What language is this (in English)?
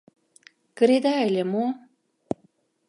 Mari